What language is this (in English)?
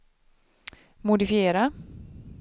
Swedish